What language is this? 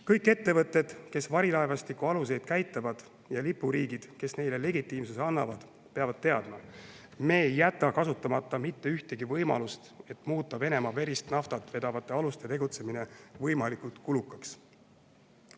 Estonian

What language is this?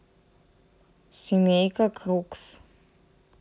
Russian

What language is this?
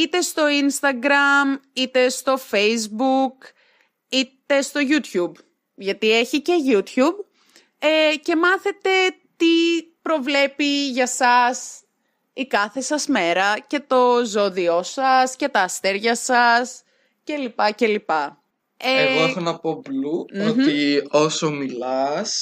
Greek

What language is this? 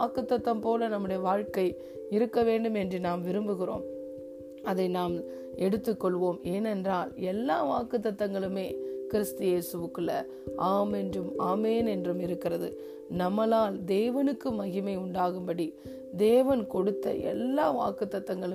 Tamil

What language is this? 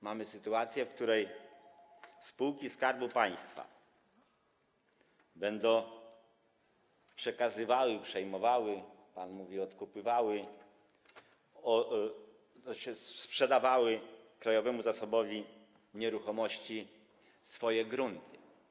Polish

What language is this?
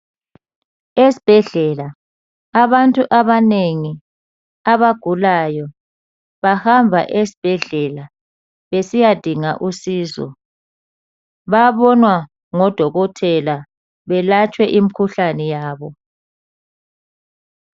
North Ndebele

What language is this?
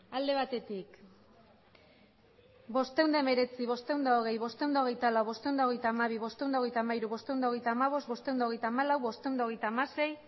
Basque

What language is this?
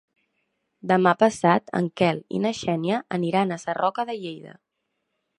Catalan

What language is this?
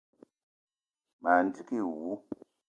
Eton (Cameroon)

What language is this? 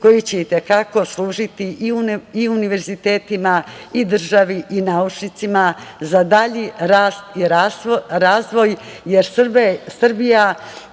Serbian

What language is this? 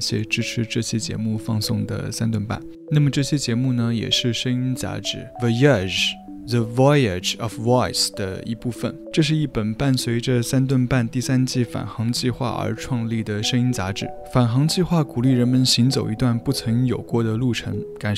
Chinese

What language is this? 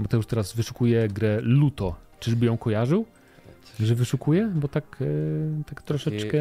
Polish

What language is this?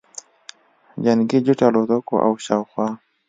Pashto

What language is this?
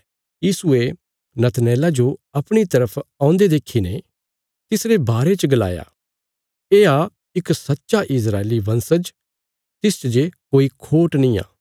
Bilaspuri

